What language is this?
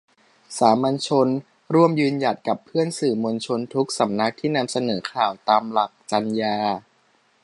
Thai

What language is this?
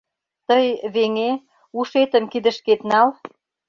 Mari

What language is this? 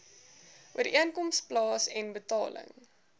Afrikaans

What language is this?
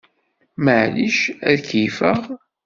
Kabyle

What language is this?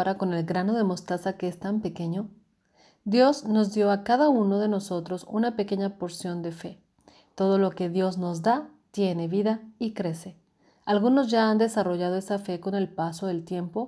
Spanish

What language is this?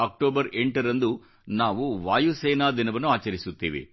Kannada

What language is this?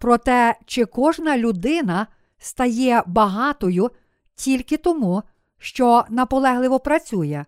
Ukrainian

